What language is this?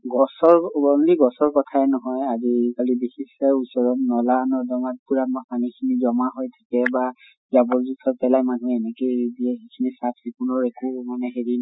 Assamese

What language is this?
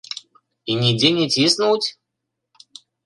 Belarusian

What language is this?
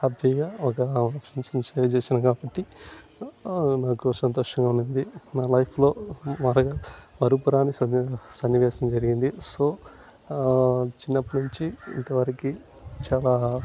Telugu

